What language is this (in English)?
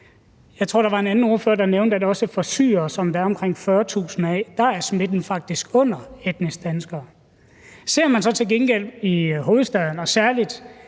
Danish